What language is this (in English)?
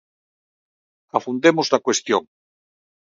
Galician